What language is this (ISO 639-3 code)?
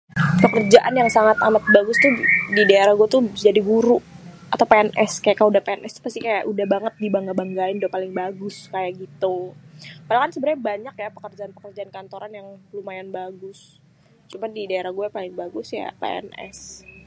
bew